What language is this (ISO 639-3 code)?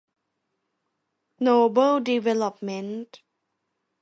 tha